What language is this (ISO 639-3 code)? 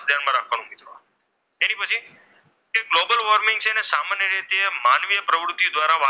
guj